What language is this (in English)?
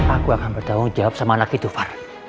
Indonesian